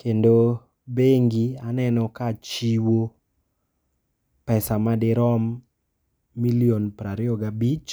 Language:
Luo (Kenya and Tanzania)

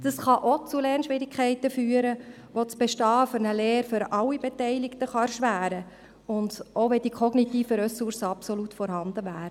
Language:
Swiss German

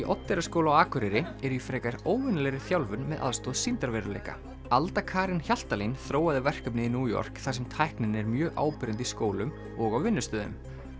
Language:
Icelandic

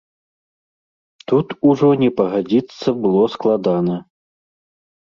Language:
Belarusian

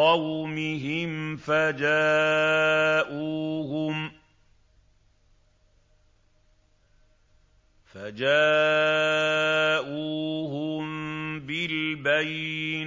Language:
Arabic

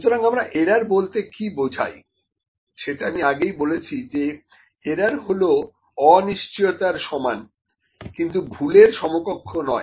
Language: Bangla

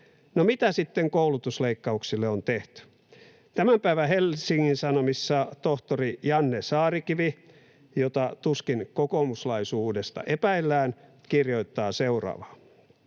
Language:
Finnish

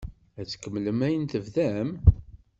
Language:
Kabyle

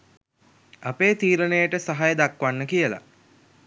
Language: Sinhala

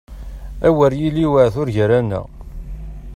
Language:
Kabyle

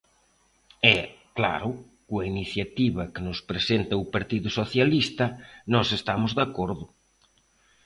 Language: Galician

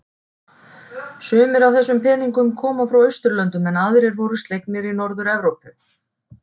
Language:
Icelandic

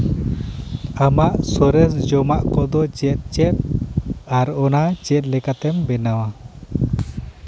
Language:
Santali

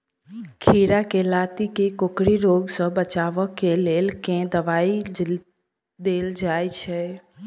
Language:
Maithili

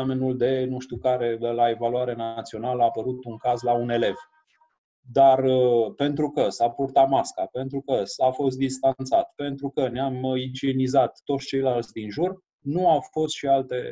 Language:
Romanian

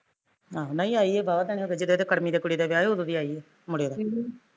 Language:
Punjabi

